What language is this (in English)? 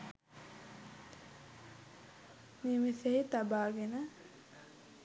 Sinhala